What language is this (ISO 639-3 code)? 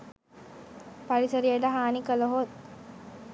sin